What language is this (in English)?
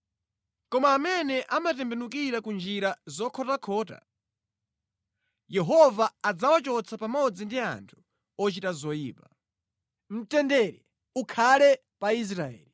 Nyanja